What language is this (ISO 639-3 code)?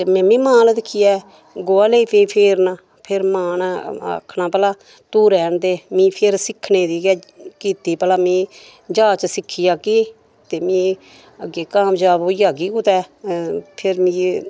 doi